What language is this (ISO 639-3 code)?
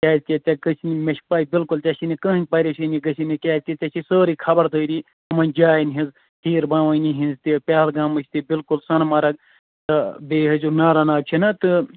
kas